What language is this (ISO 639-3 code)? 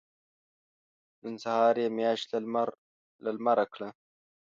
pus